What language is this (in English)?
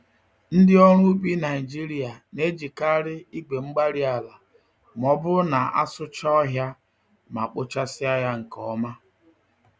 Igbo